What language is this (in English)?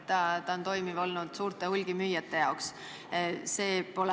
Estonian